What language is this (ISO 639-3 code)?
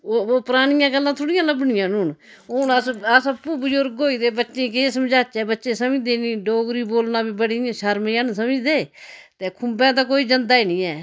doi